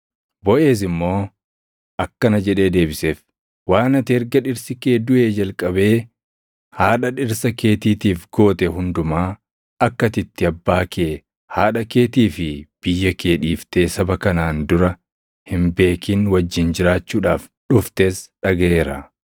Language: Oromo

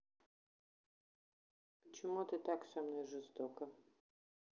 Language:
Russian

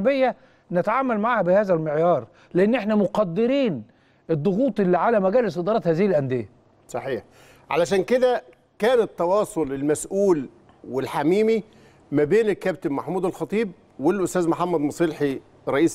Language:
Arabic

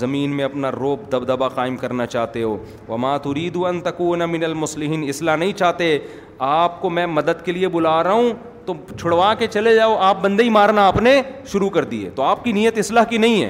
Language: Urdu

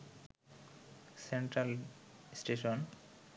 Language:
Bangla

